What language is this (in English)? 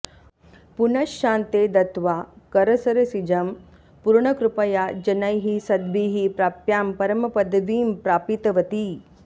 Sanskrit